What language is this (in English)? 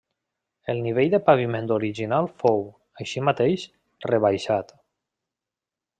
Catalan